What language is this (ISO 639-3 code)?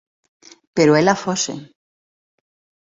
glg